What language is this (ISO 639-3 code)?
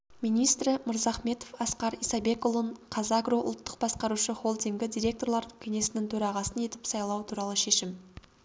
kaz